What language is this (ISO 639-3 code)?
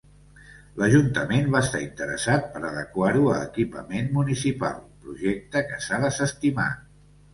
cat